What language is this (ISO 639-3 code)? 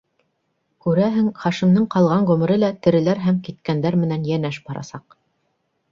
bak